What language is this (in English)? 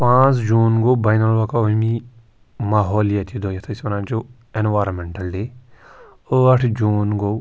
Kashmiri